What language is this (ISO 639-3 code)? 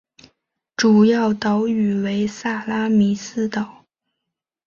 zho